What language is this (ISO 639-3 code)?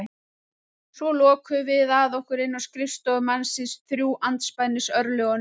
isl